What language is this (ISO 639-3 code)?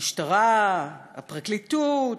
heb